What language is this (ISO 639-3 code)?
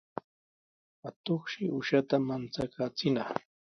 qws